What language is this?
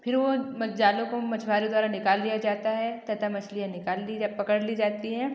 Hindi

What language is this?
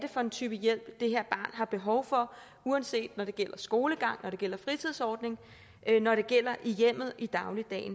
Danish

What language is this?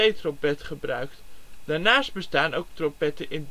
Dutch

